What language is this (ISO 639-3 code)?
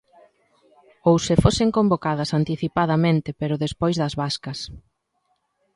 glg